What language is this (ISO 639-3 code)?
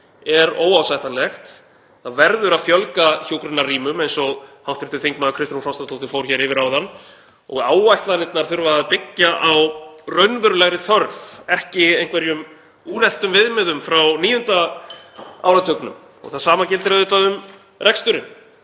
isl